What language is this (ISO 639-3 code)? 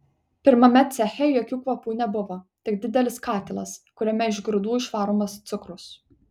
lit